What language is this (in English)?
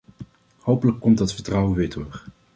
Dutch